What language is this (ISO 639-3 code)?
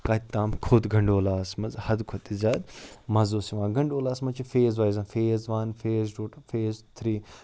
kas